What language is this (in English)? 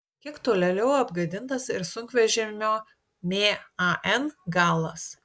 Lithuanian